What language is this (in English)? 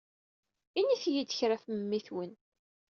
Kabyle